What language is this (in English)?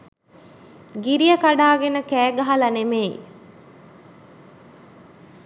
Sinhala